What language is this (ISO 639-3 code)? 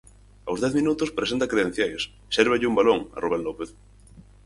glg